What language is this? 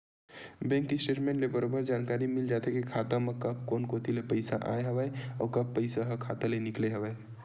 Chhattisgarhi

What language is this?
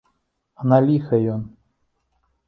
Belarusian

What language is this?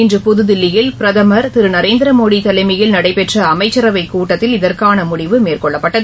Tamil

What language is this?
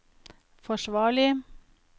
Norwegian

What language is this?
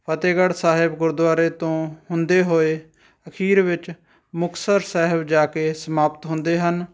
Punjabi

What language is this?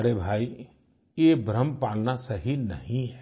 Hindi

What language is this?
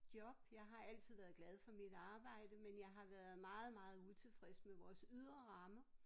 Danish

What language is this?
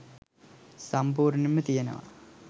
Sinhala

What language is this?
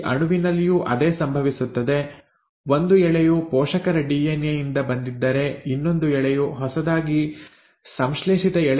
Kannada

